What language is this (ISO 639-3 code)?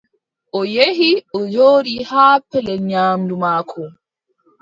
fub